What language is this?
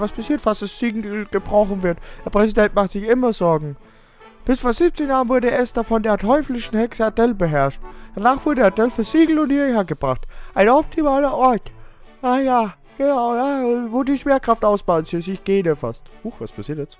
German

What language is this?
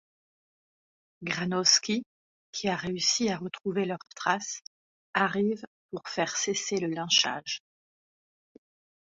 French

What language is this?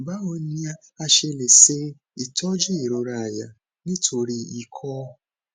Yoruba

